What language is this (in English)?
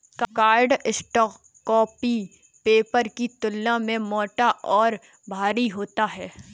Hindi